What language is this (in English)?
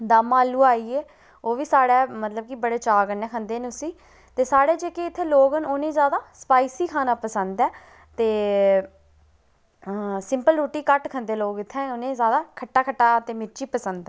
Dogri